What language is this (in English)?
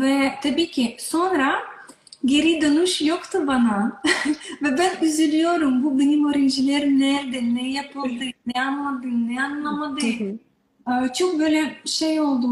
Turkish